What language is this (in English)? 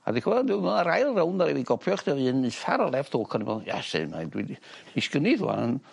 Welsh